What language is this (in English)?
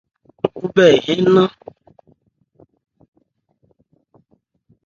Ebrié